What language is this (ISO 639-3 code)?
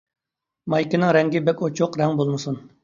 uig